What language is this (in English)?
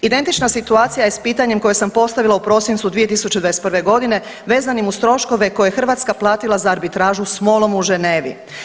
Croatian